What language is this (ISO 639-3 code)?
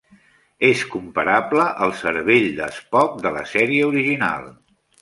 cat